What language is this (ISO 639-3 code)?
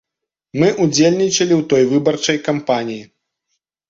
bel